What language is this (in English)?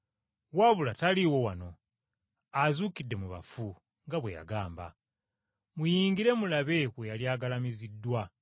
Ganda